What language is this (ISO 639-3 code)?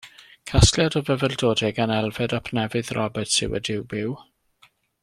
cym